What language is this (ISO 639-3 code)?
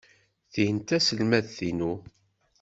kab